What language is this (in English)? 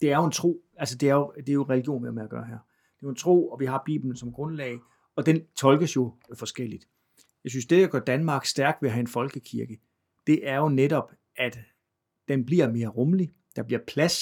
Danish